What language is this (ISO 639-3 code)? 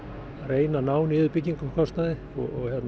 isl